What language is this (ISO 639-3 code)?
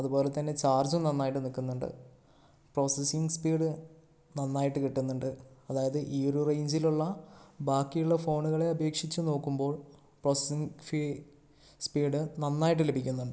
mal